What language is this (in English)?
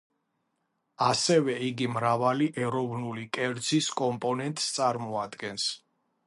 Georgian